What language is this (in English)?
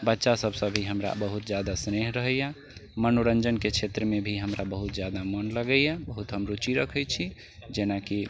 Maithili